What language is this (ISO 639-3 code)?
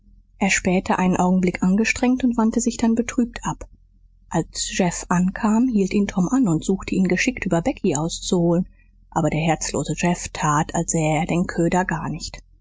deu